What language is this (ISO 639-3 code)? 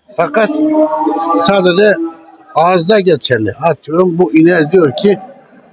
tur